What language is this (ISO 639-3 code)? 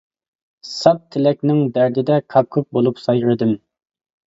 uig